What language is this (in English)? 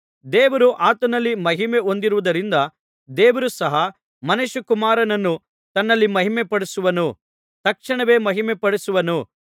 Kannada